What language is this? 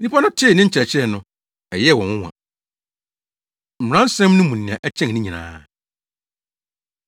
Akan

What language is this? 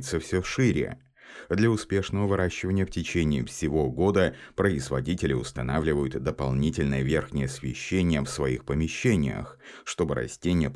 Russian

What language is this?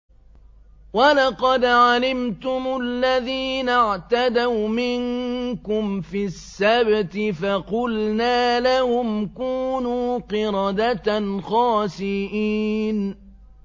Arabic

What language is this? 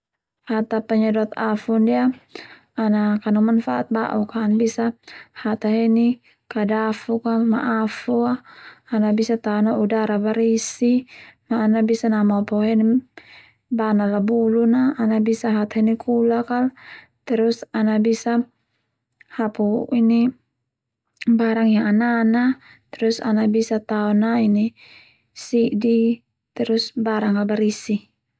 Termanu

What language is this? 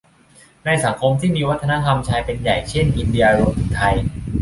Thai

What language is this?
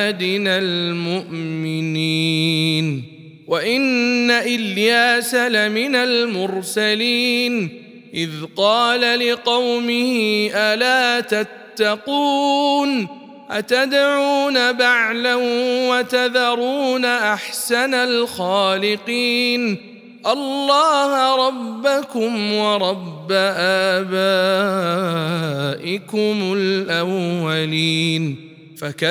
Arabic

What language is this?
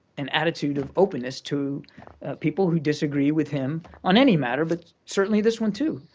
English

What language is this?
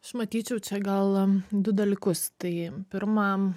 Lithuanian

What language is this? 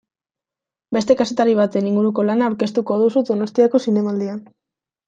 Basque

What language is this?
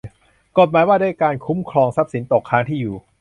Thai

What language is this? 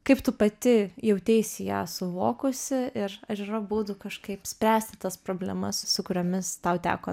Lithuanian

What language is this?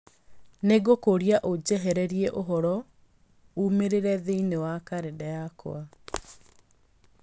Kikuyu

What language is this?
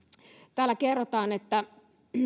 Finnish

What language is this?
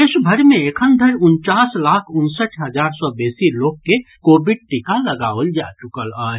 Maithili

